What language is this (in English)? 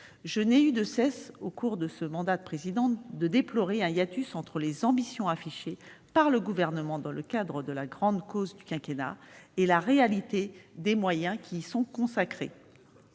French